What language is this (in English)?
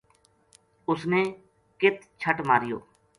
Gujari